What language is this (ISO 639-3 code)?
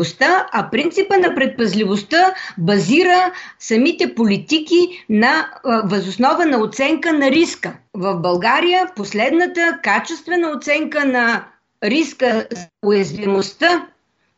bul